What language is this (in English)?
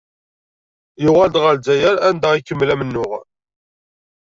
Kabyle